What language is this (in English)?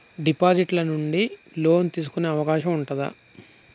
Telugu